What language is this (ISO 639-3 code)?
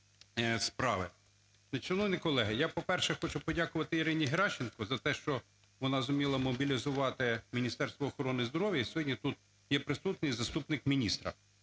ukr